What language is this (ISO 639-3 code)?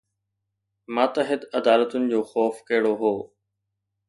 snd